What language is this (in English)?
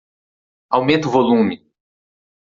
Portuguese